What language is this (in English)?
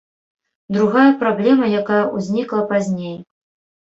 Belarusian